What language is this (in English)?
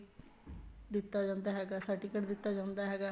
Punjabi